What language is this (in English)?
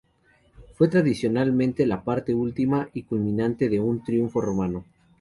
Spanish